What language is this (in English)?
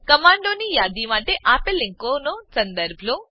Gujarati